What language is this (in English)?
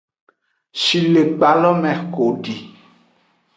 Aja (Benin)